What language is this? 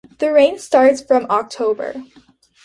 English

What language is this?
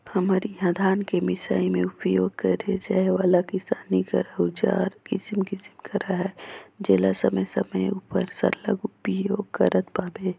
Chhattisgarhi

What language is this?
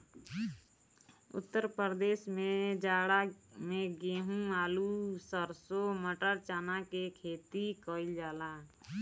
Bhojpuri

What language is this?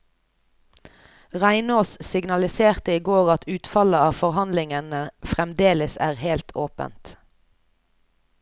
Norwegian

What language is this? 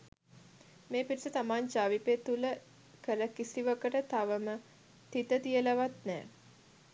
Sinhala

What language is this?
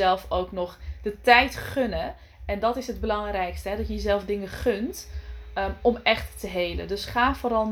Dutch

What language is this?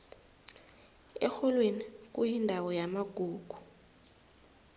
South Ndebele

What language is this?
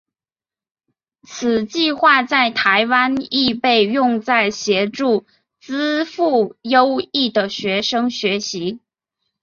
Chinese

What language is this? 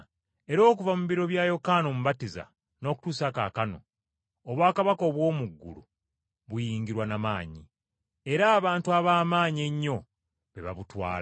Ganda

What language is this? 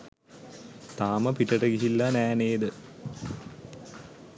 Sinhala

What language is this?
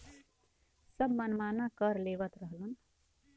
Bhojpuri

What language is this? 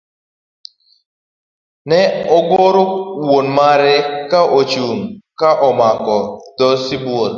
Luo (Kenya and Tanzania)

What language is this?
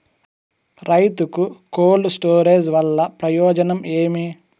Telugu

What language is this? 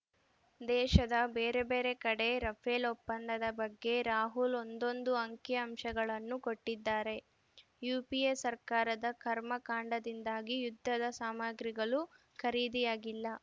Kannada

